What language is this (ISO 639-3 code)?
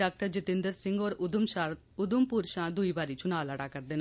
doi